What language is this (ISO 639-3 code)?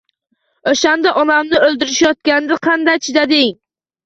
uzb